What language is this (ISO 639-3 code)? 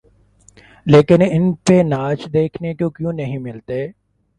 urd